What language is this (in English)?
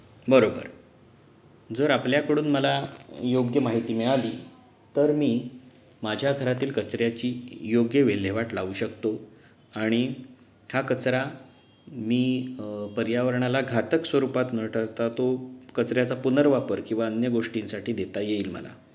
Marathi